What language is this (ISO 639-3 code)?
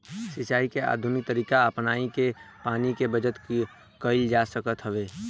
bho